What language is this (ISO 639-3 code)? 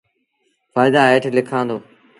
sbn